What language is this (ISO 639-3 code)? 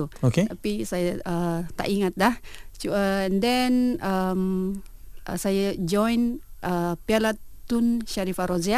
msa